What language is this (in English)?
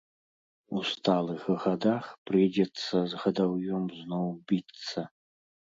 Belarusian